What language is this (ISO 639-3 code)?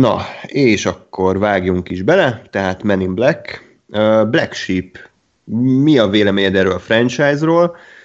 hun